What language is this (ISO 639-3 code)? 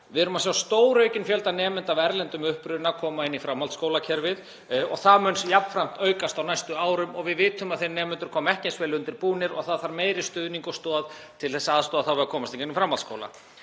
isl